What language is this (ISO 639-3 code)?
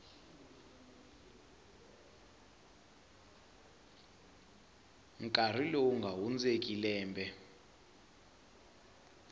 tso